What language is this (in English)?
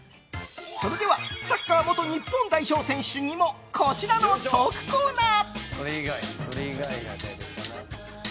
Japanese